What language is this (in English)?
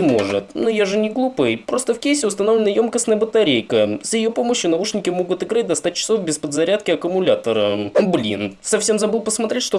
Russian